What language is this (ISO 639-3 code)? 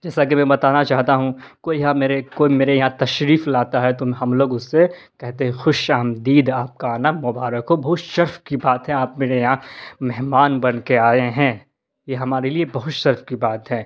urd